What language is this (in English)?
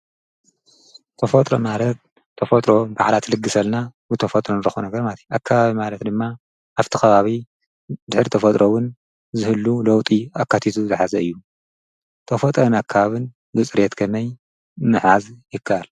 Tigrinya